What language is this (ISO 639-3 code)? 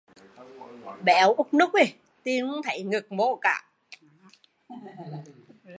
vie